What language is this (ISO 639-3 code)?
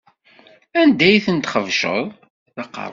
kab